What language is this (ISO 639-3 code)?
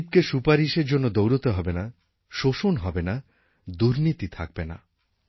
ben